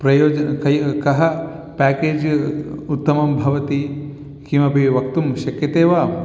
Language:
Sanskrit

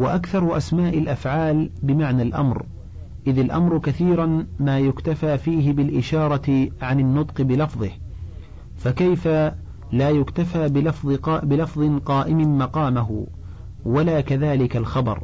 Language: Arabic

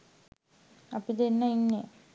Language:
Sinhala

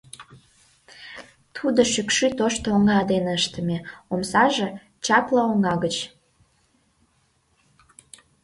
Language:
Mari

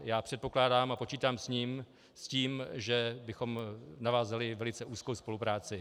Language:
Czech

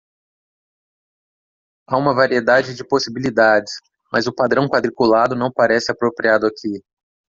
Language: Portuguese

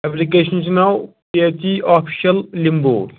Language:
Kashmiri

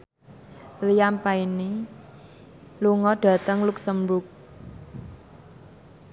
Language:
Javanese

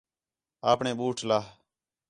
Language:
Khetrani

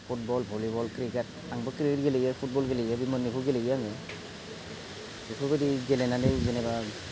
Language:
Bodo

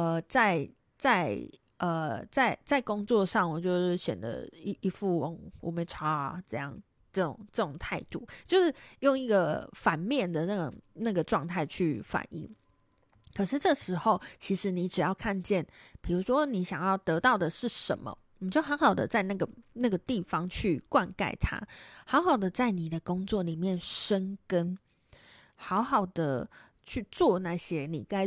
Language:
Chinese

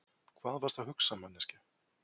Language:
Icelandic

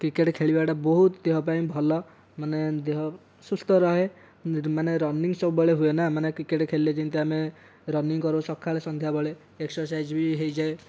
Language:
Odia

